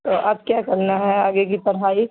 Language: Urdu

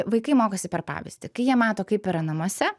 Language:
Lithuanian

